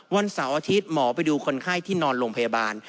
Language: Thai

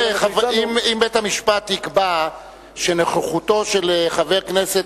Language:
Hebrew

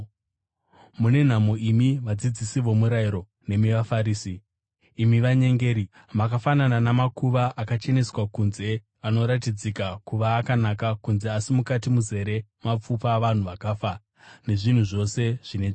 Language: Shona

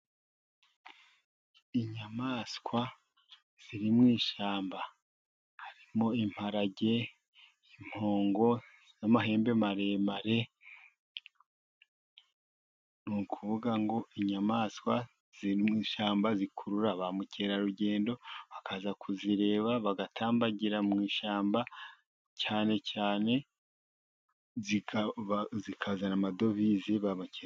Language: Kinyarwanda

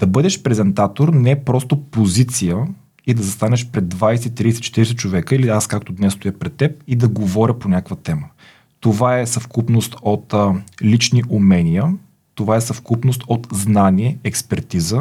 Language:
Bulgarian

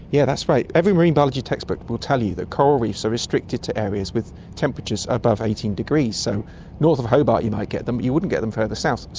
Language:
English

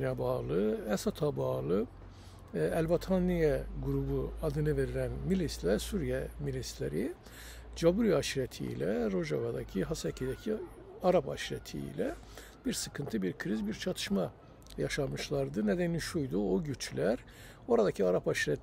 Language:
Turkish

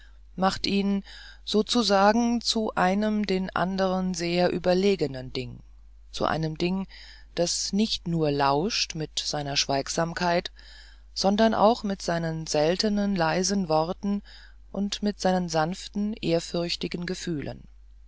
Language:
German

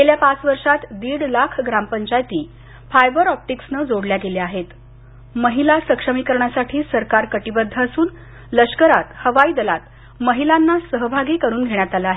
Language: Marathi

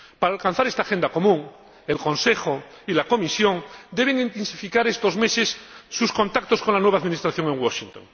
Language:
Spanish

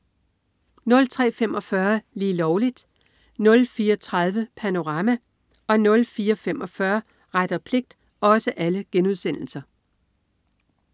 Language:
Danish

